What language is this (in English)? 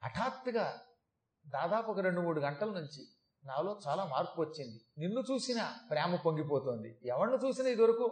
Telugu